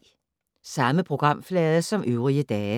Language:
Danish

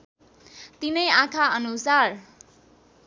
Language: Nepali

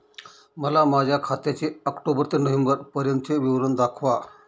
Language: Marathi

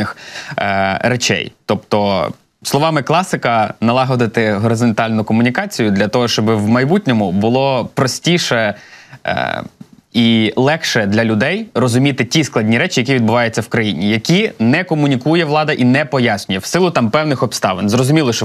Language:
Ukrainian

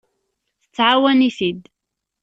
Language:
Kabyle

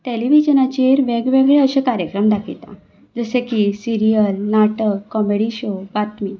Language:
Konkani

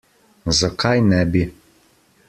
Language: Slovenian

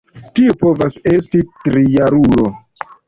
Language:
Esperanto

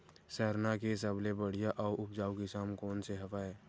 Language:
Chhattisgarhi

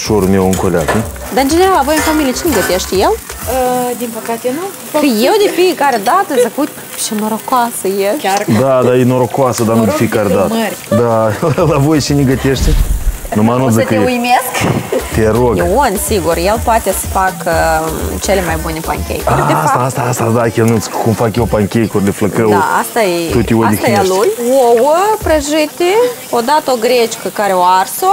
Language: Romanian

